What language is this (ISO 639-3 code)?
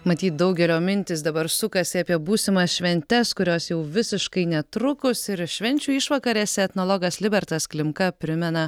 lit